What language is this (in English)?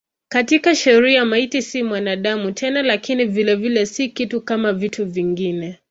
Swahili